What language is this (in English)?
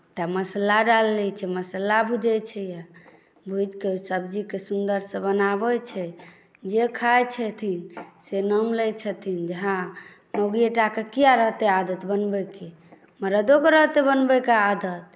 Maithili